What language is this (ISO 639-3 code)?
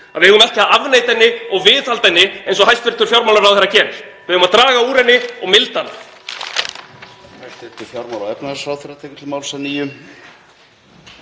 isl